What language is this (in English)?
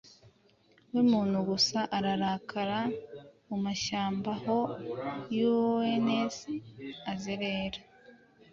Kinyarwanda